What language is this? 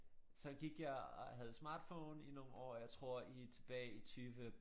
Danish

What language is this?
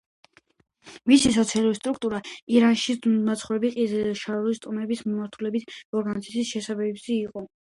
Georgian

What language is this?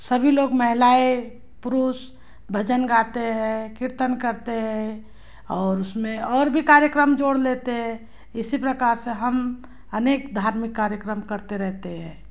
Hindi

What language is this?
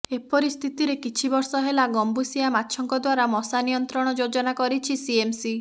Odia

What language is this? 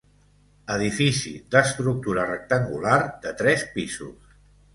Catalan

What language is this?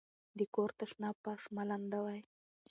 Pashto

